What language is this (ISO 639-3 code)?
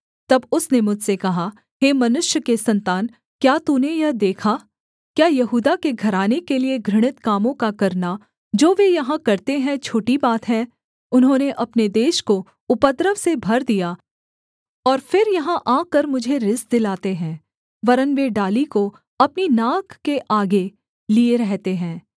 hin